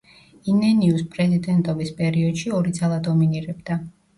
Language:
Georgian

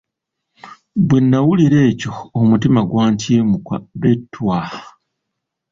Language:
Ganda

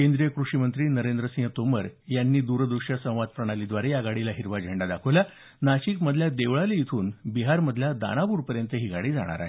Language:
Marathi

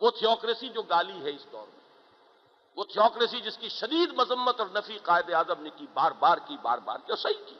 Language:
Urdu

